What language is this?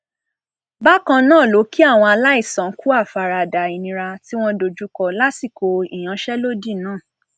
Yoruba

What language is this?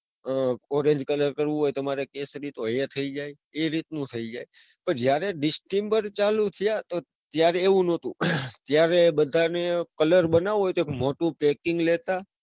Gujarati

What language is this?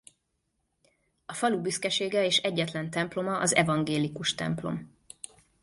Hungarian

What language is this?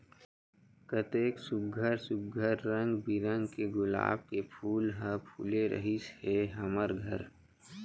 Chhattisgarhi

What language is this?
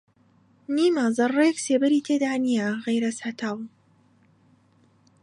Central Kurdish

